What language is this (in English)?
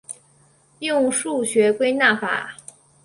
Chinese